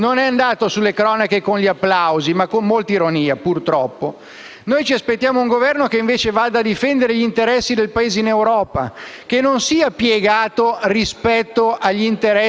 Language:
Italian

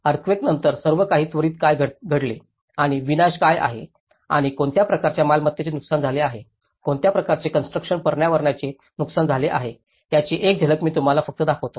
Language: Marathi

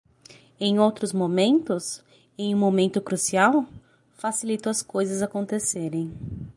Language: Portuguese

